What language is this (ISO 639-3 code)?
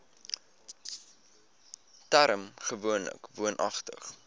afr